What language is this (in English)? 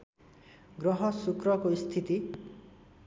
Nepali